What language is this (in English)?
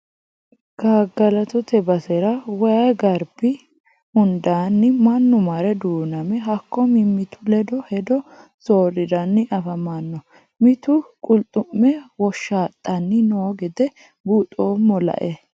Sidamo